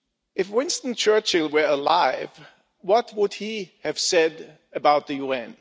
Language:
English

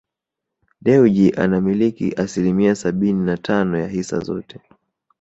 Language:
Swahili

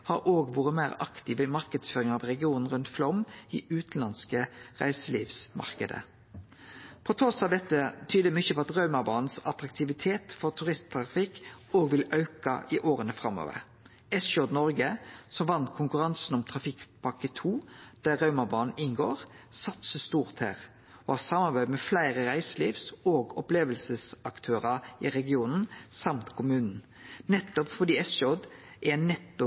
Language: Norwegian Nynorsk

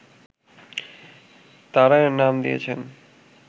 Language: Bangla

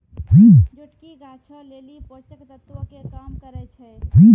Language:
Maithili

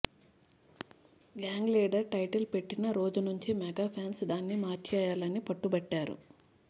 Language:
Telugu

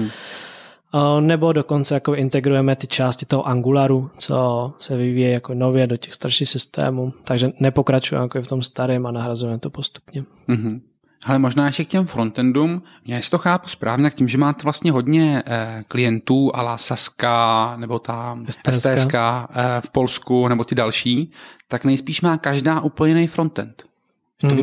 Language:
Czech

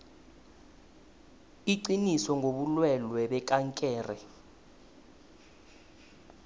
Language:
South Ndebele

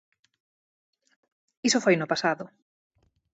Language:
Galician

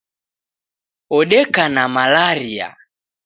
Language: Taita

